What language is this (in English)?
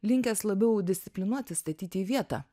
Lithuanian